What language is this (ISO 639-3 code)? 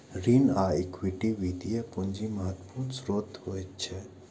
mai